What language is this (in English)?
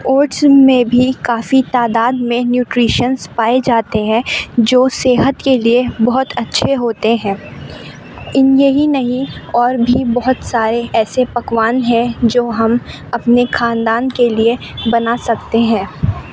Urdu